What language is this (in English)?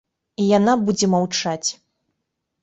Belarusian